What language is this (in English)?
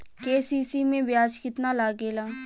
Bhojpuri